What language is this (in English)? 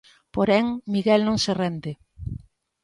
Galician